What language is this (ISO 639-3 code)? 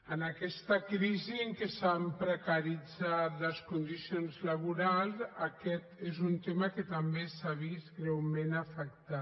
cat